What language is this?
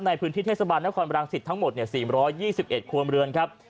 Thai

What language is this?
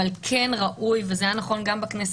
Hebrew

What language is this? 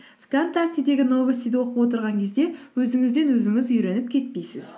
Kazakh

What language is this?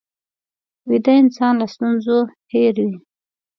Pashto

